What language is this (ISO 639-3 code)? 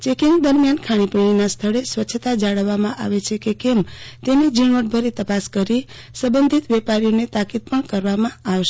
guj